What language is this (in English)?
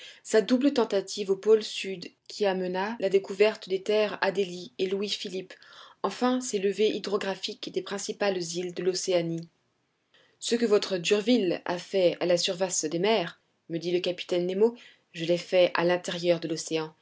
French